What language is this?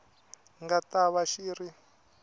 Tsonga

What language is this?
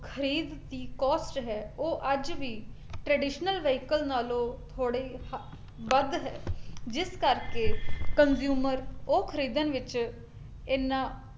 Punjabi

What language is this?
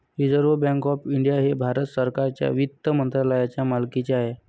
Marathi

